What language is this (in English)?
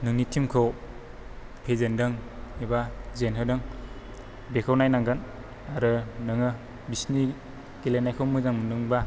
Bodo